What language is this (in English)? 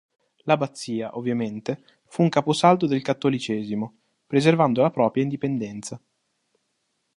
Italian